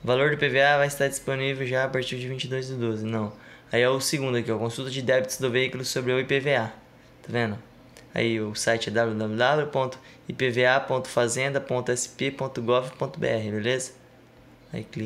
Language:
Portuguese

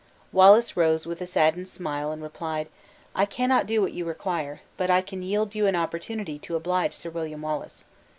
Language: English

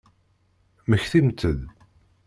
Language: Kabyle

